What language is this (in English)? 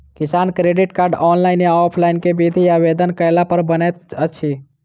Maithili